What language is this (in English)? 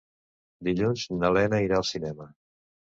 Catalan